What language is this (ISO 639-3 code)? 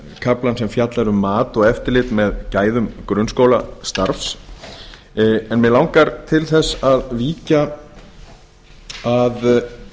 isl